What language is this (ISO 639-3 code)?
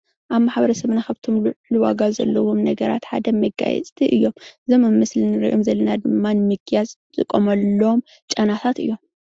tir